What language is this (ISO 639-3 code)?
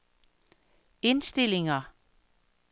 dan